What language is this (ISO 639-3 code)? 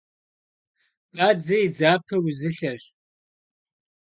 kbd